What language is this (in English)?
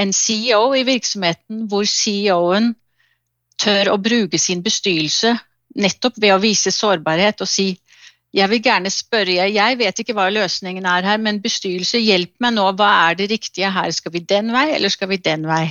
Danish